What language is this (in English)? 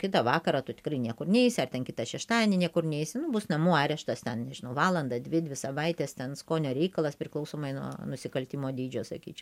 Lithuanian